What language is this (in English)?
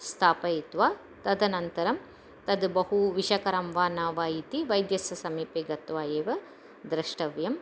Sanskrit